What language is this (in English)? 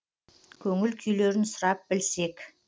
Kazakh